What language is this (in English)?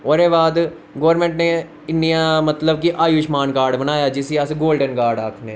Dogri